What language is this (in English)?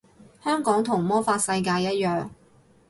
Cantonese